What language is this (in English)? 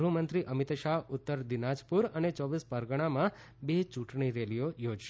Gujarati